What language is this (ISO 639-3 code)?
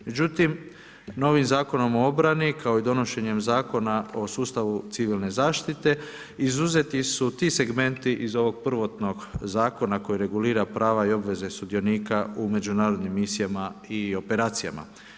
hrv